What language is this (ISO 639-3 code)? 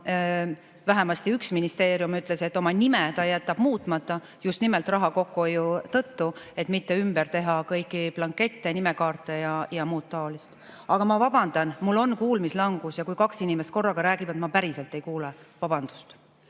est